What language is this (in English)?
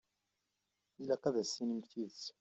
Kabyle